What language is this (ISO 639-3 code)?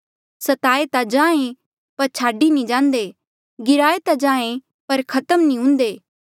mjl